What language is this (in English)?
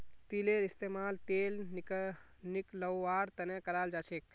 Magahi